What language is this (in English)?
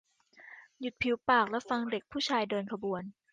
Thai